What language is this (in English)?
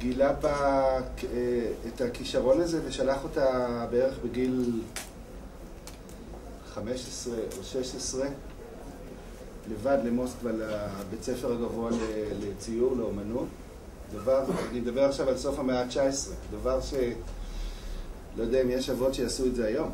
Hebrew